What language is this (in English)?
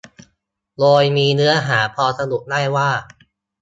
Thai